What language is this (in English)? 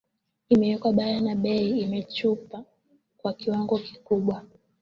Swahili